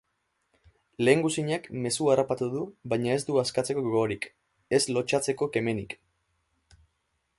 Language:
Basque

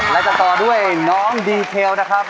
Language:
Thai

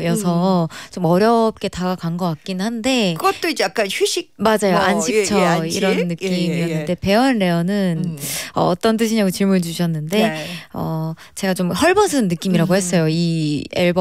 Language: Korean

